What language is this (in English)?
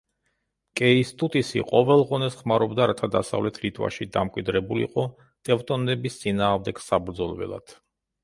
Georgian